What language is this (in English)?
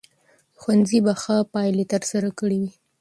Pashto